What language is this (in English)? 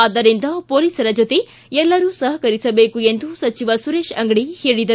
Kannada